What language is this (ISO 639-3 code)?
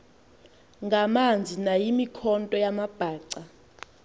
xho